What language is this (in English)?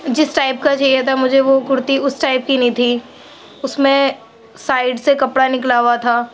Urdu